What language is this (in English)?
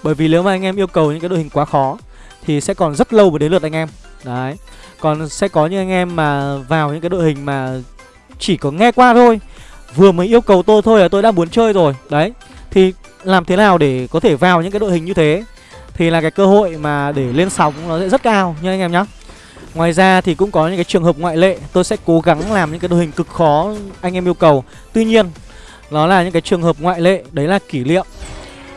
Vietnamese